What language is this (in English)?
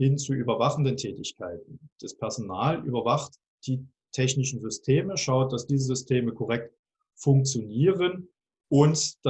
German